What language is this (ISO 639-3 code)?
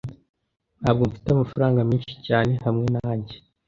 kin